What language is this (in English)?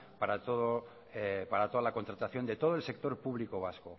Spanish